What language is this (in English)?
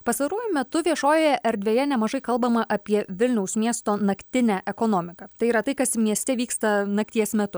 Lithuanian